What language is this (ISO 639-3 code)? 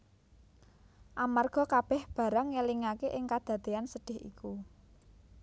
jav